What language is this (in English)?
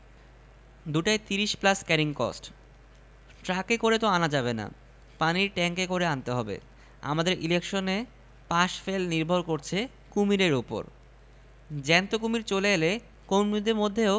Bangla